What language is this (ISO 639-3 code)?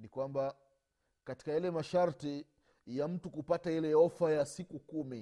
swa